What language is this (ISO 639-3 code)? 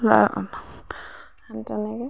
asm